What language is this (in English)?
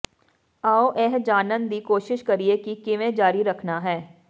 Punjabi